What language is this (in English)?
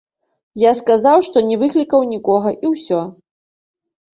Belarusian